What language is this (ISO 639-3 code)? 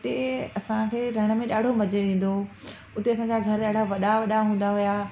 snd